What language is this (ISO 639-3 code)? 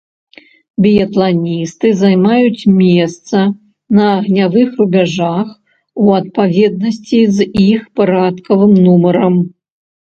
bel